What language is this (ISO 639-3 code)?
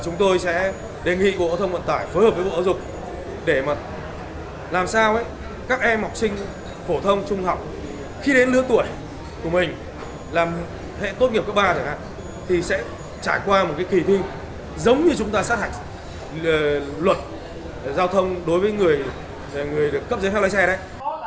vie